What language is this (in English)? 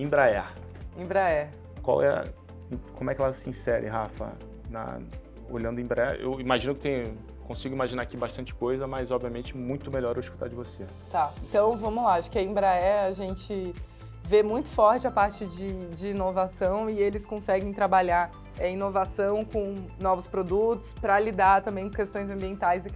Portuguese